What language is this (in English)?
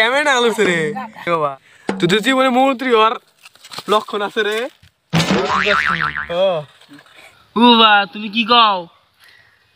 Indonesian